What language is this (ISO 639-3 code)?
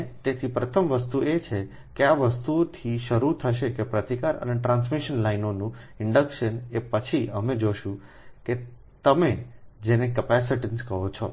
guj